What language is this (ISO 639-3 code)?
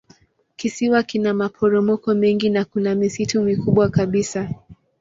swa